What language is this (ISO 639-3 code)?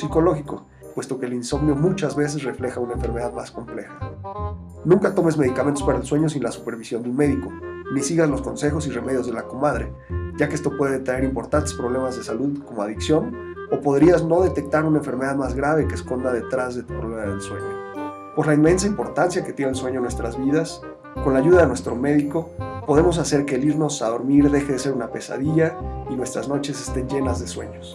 spa